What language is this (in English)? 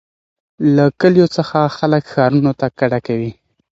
Pashto